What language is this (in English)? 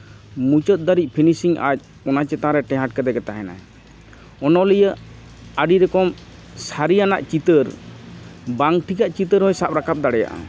Santali